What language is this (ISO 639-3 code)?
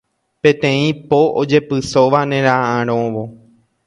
grn